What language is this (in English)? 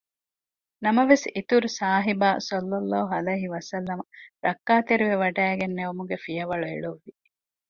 Divehi